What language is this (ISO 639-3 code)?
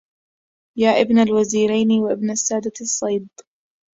ara